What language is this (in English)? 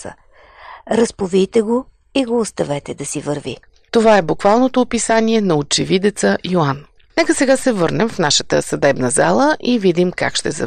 Bulgarian